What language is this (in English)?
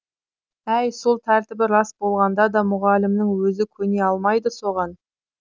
Kazakh